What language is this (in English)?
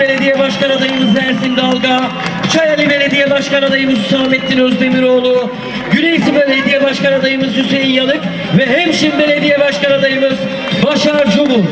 Turkish